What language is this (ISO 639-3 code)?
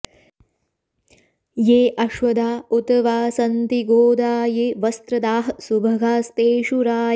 san